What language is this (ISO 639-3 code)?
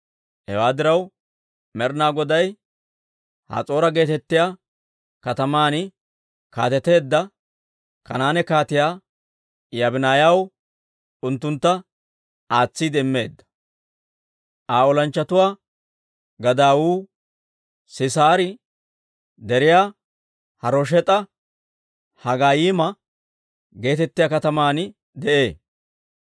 dwr